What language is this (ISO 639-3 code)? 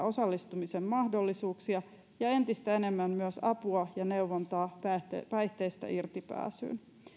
fin